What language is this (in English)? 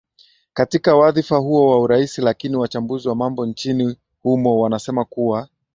Swahili